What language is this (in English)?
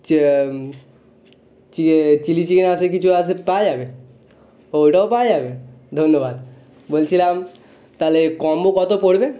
Bangla